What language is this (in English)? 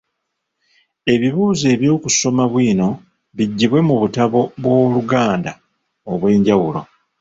Ganda